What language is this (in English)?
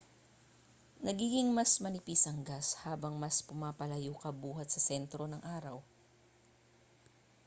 Filipino